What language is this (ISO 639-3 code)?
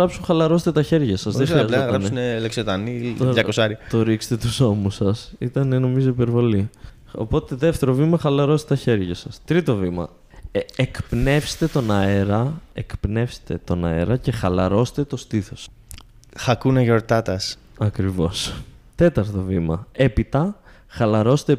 ell